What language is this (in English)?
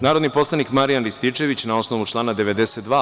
Serbian